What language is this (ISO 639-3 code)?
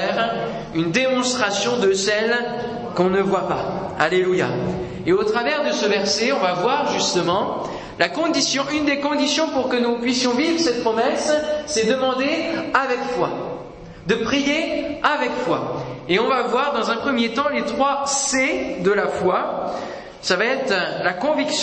fra